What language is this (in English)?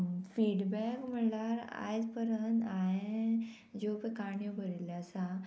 Konkani